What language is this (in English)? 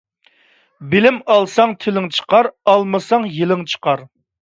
Uyghur